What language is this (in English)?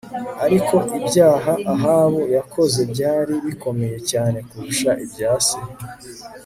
Kinyarwanda